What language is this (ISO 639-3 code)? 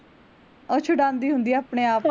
pan